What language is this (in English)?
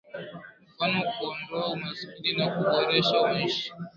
Swahili